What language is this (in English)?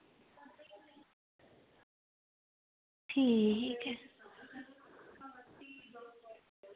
Dogri